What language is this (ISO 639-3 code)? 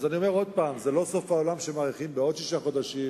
heb